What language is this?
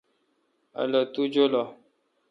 Kalkoti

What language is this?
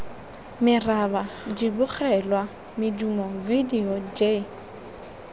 Tswana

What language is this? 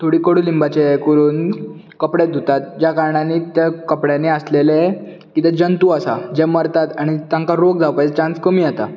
Konkani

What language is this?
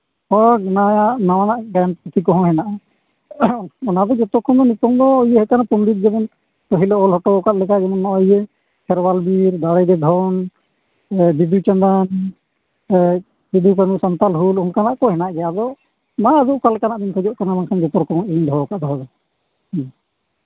Santali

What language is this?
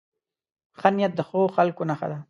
Pashto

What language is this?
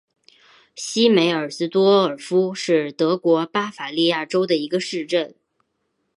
Chinese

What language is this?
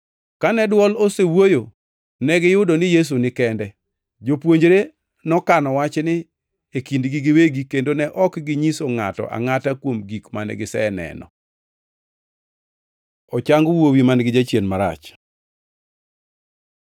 Luo (Kenya and Tanzania)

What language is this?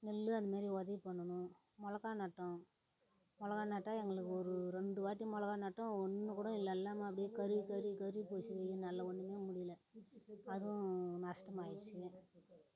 Tamil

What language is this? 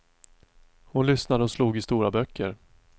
Swedish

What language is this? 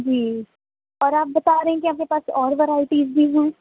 Urdu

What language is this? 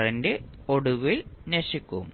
Malayalam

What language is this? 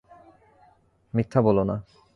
Bangla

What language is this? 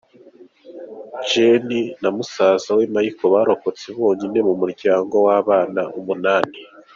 Kinyarwanda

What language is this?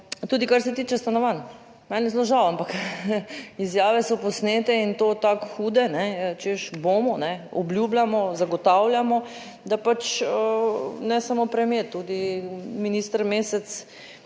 Slovenian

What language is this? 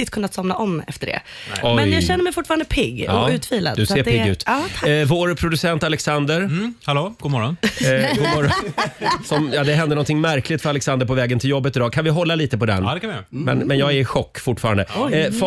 Swedish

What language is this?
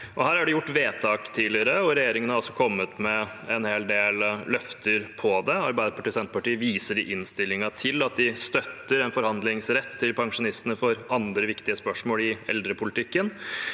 Norwegian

